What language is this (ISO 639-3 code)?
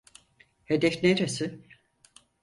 tur